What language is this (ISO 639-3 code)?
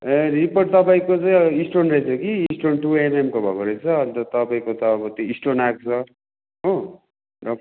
nep